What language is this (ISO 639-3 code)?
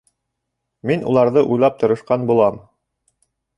bak